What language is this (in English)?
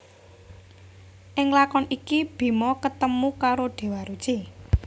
Javanese